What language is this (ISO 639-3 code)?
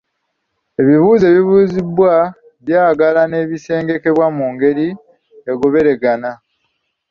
lug